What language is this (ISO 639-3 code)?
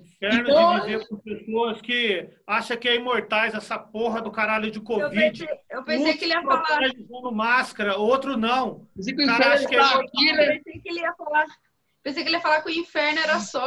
por